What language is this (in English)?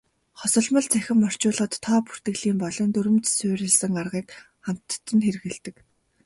Mongolian